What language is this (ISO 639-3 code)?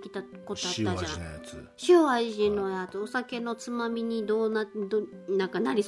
jpn